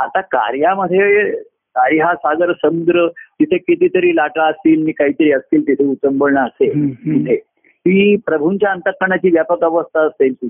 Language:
Marathi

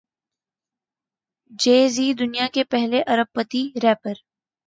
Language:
Urdu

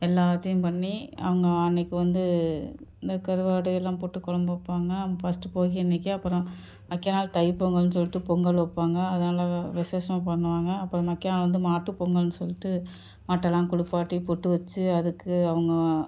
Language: Tamil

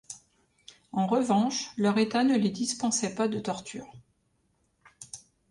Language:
French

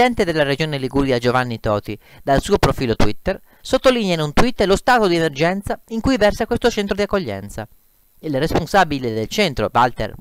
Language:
Italian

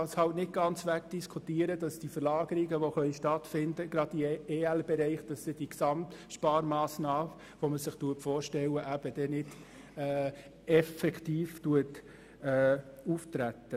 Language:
Swiss German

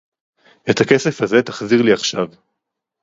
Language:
Hebrew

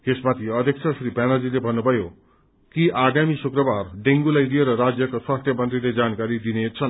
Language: Nepali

